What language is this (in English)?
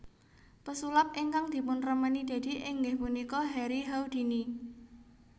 Javanese